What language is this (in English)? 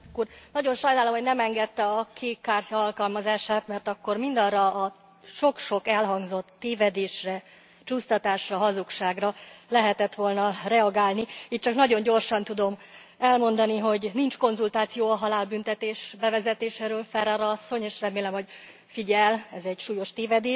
Hungarian